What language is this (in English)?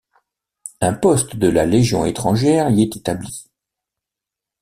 French